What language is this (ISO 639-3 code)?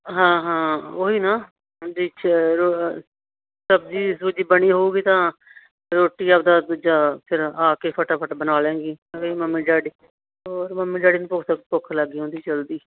pan